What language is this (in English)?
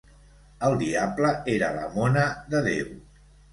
Catalan